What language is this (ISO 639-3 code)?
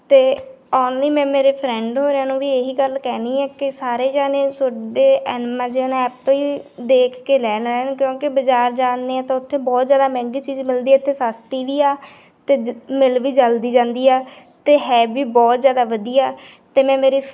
pan